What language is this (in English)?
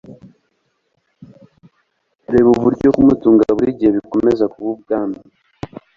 Kinyarwanda